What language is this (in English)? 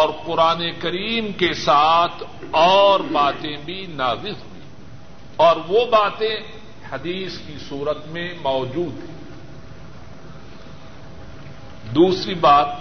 Urdu